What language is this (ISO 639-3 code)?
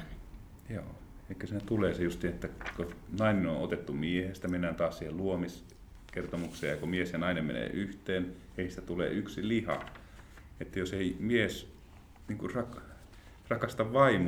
fin